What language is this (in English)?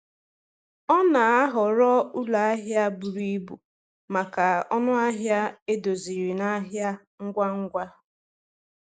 Igbo